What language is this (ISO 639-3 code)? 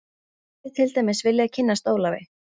isl